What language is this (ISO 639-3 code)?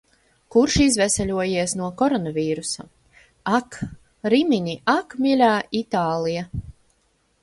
lav